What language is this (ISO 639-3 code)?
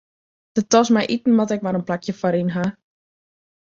fry